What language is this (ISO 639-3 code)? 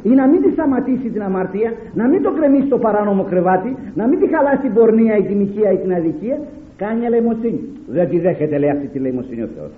ell